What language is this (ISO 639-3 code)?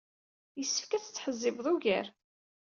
kab